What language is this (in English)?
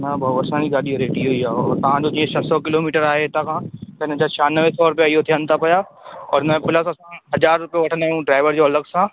Sindhi